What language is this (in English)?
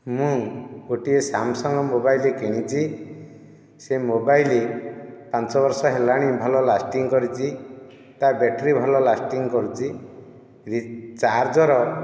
Odia